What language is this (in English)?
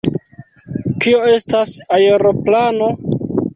Esperanto